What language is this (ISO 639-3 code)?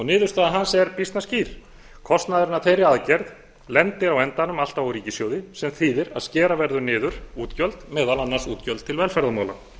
isl